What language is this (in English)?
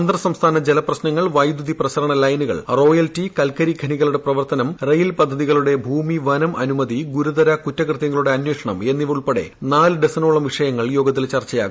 Malayalam